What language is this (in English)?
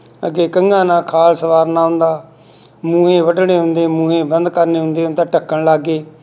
Punjabi